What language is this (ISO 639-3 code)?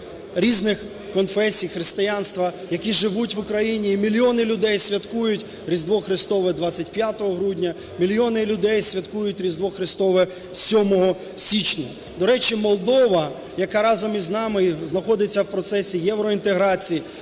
ukr